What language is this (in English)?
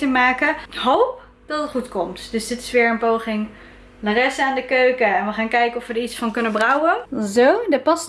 Dutch